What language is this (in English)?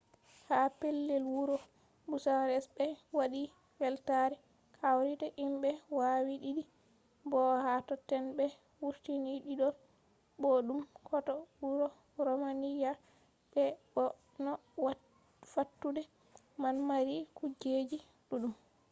Fula